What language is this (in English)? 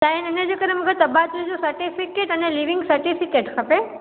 Sindhi